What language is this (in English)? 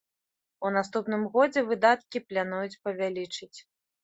Belarusian